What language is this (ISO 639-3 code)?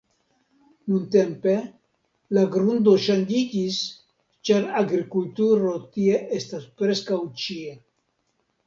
epo